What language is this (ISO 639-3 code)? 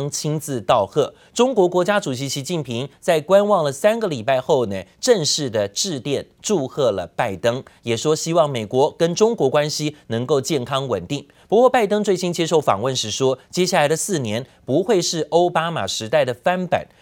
zho